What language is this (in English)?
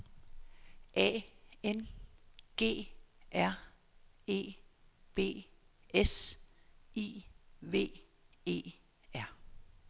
Danish